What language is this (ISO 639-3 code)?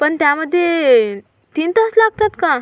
mar